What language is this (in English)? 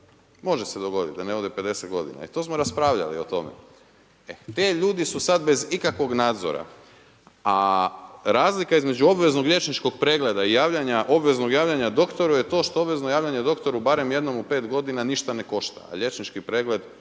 Croatian